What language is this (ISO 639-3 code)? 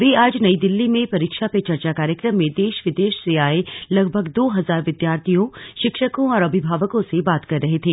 hin